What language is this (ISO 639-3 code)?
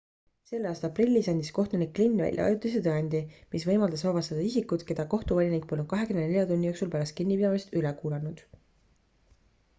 est